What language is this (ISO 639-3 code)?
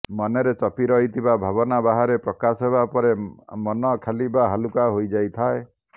ori